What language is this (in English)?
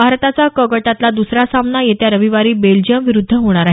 Marathi